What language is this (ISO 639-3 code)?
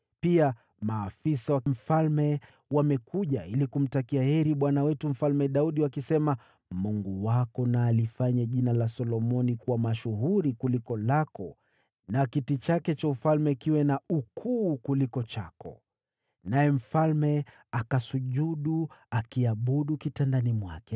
swa